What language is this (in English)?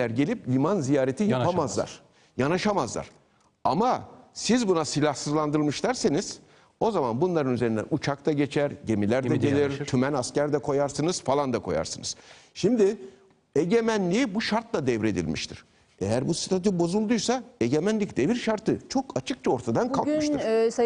Turkish